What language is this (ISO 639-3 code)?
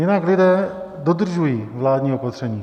ces